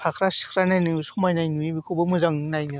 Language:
Bodo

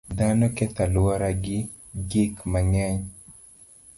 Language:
Luo (Kenya and Tanzania)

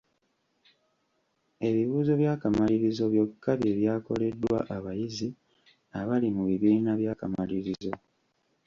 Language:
Ganda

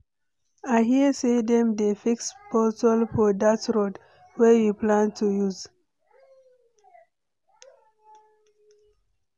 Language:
Nigerian Pidgin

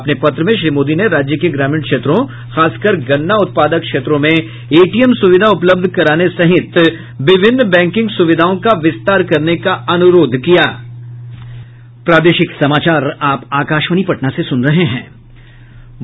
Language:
Hindi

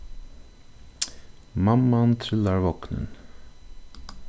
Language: Faroese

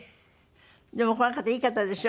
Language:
Japanese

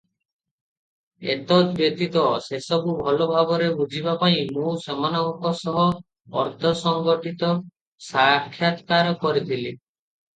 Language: Odia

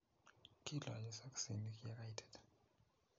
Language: Kalenjin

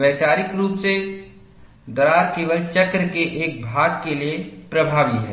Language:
Hindi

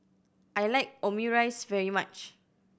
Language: English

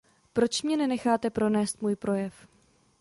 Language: Czech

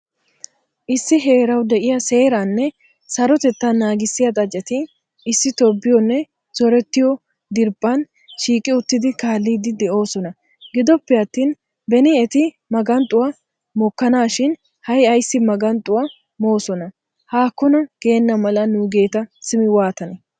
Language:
Wolaytta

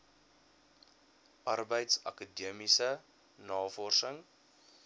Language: Afrikaans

